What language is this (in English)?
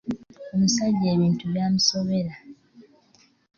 Ganda